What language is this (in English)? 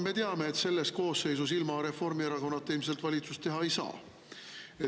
Estonian